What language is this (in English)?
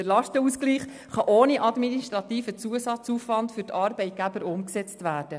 Swiss German